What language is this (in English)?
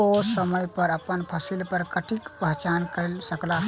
Maithili